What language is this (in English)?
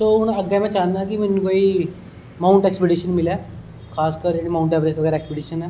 Dogri